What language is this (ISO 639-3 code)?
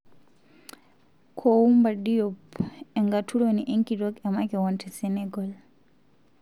mas